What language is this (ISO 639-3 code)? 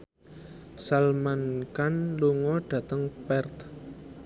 jav